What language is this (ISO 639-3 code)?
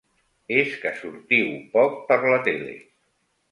cat